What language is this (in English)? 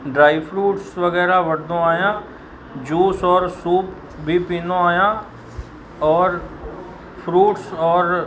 Sindhi